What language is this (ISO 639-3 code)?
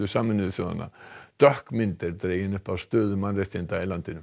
isl